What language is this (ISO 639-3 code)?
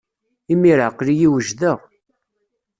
kab